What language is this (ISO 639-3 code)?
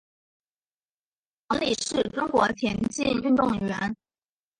zho